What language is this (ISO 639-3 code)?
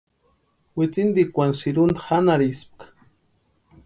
pua